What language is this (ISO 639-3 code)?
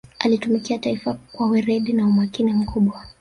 swa